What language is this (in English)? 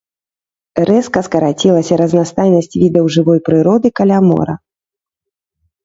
Belarusian